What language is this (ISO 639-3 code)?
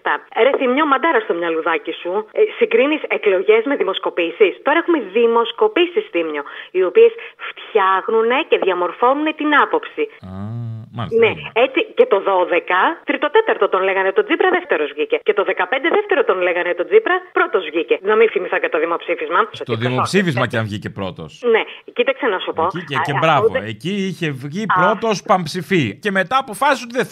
ell